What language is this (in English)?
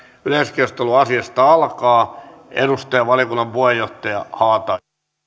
Finnish